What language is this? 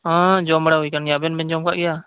Santali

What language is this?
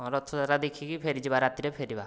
Odia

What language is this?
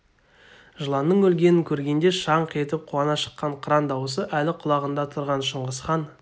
Kazakh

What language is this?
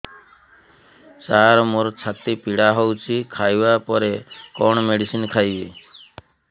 Odia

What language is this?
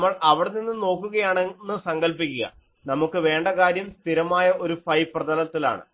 Malayalam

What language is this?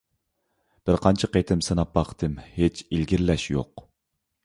Uyghur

